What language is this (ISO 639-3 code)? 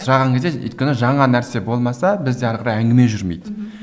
kaz